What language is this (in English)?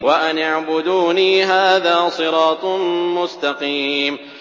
Arabic